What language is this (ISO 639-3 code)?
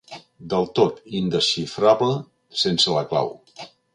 cat